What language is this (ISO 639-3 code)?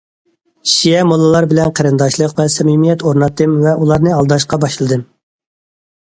uig